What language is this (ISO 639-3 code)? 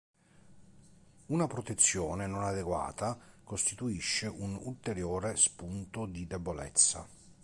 ita